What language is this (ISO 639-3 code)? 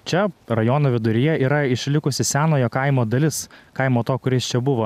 lit